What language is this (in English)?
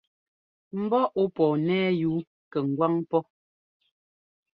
Ngomba